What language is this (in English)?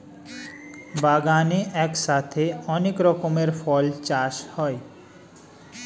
Bangla